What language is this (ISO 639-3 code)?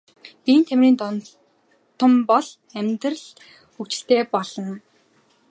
mon